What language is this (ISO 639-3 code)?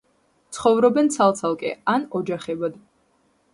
kat